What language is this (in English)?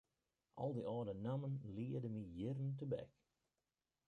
Western Frisian